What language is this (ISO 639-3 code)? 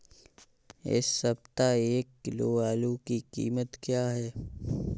hin